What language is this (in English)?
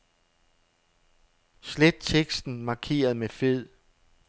Danish